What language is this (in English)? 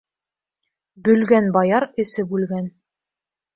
Bashkir